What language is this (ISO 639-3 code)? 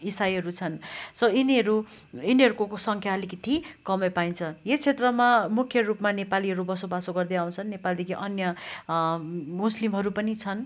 nep